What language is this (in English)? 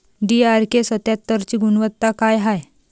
Marathi